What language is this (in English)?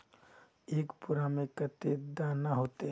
Magahi